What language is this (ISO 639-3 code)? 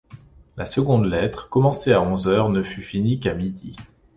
fra